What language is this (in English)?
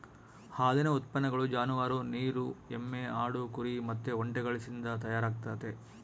Kannada